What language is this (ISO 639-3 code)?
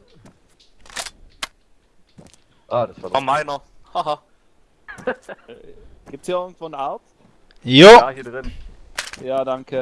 deu